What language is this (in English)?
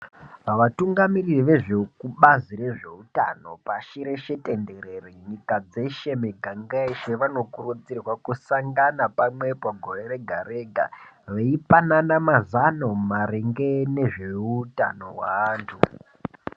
Ndau